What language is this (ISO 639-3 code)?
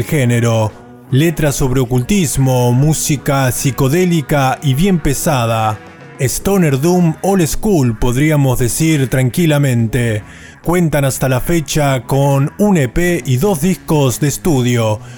spa